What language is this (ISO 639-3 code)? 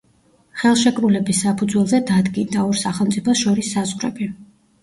kat